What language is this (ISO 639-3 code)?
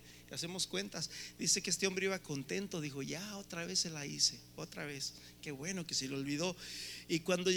spa